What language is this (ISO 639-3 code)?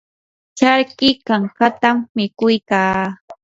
qur